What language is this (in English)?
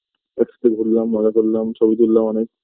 Bangla